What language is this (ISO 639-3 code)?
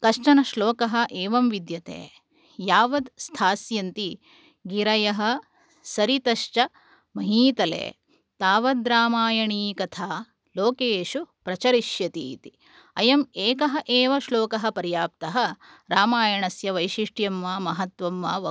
san